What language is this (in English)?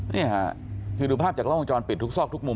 Thai